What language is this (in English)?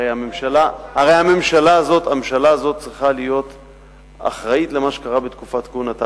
Hebrew